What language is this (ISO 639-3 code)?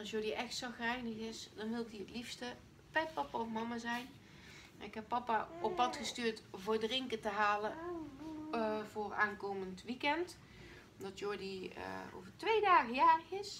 nld